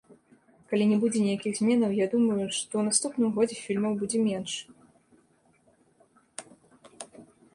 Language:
Belarusian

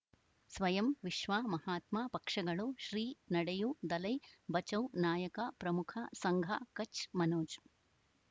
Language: Kannada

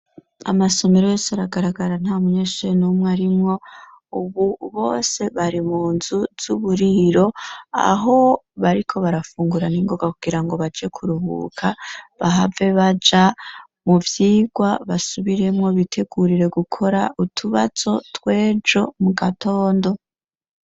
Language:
Rundi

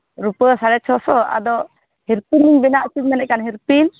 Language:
Santali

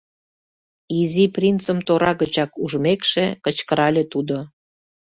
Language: Mari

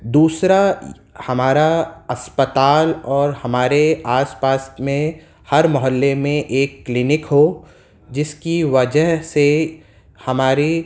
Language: Urdu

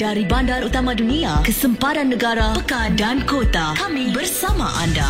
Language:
Malay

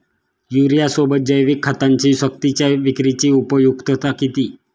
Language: Marathi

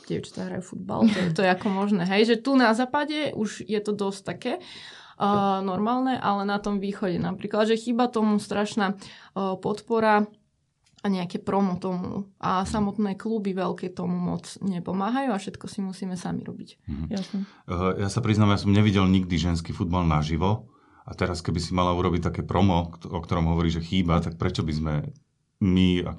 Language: Slovak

